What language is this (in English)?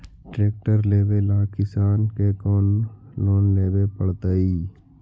Magahi